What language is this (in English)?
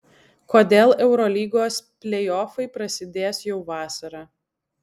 Lithuanian